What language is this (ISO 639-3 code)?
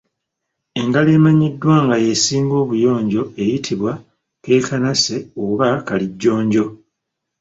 lug